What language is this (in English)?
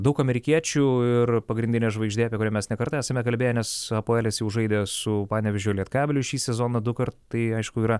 Lithuanian